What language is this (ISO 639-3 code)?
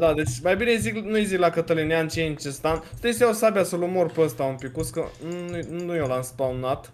ron